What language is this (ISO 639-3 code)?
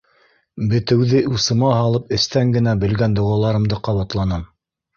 bak